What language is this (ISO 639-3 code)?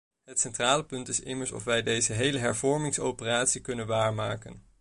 nld